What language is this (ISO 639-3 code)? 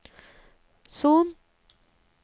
nor